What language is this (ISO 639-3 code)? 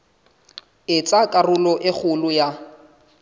sot